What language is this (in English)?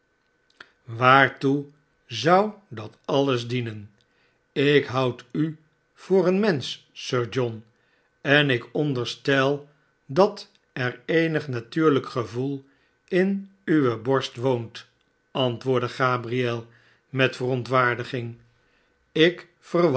Dutch